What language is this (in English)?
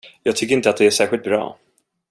Swedish